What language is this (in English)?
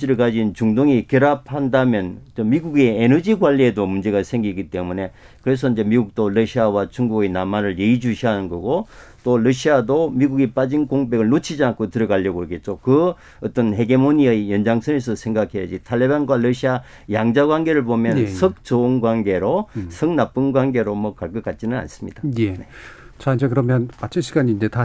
Korean